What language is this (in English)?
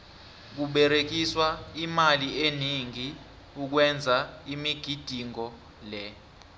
South Ndebele